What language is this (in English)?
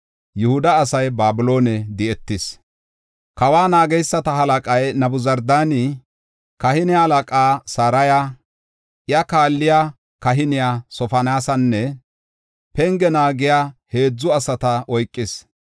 Gofa